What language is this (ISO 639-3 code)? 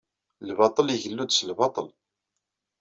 kab